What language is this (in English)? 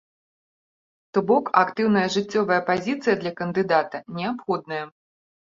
Belarusian